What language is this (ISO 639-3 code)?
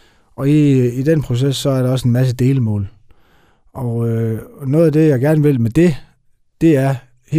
dan